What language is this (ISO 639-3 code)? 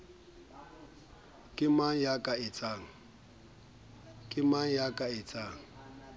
sot